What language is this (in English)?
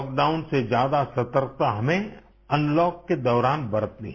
Hindi